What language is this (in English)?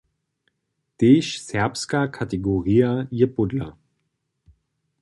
Upper Sorbian